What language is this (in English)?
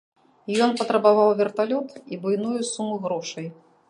Belarusian